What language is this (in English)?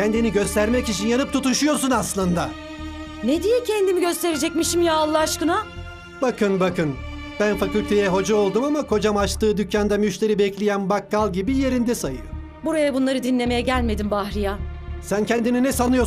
Turkish